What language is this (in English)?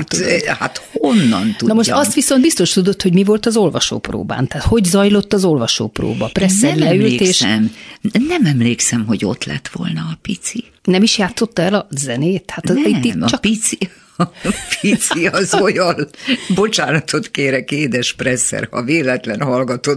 Hungarian